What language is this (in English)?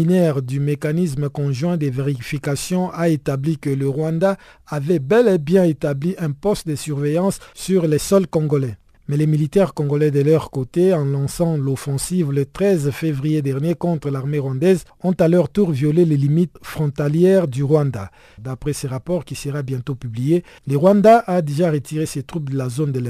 French